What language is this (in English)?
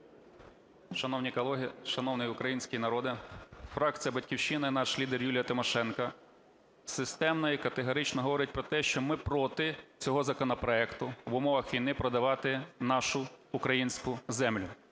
Ukrainian